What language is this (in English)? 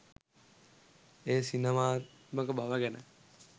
Sinhala